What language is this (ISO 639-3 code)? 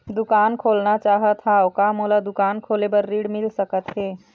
hne